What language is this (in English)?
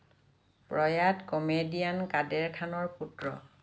Assamese